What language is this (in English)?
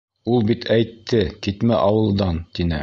Bashkir